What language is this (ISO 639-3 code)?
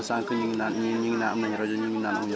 wol